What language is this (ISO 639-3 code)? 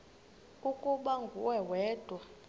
xho